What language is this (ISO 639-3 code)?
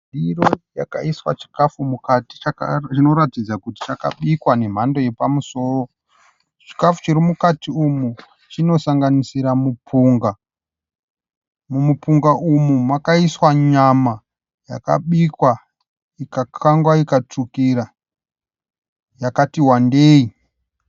sna